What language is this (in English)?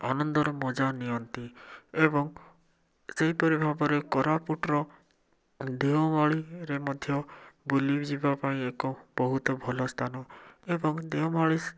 Odia